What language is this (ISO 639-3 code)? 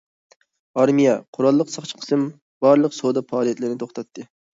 uig